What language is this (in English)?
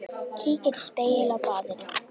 Icelandic